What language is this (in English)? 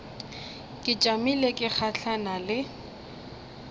Northern Sotho